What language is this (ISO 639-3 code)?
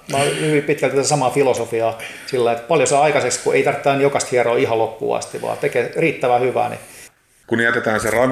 fin